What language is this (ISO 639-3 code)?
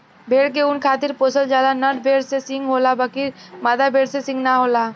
bho